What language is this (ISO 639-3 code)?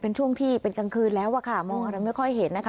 tha